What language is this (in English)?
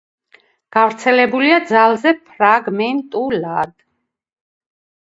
Georgian